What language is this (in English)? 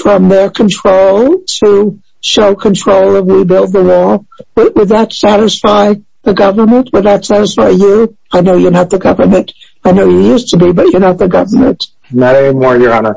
English